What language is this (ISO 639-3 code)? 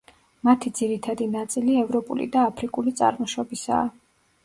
kat